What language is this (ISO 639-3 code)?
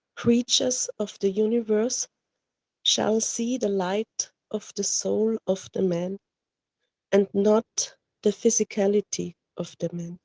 eng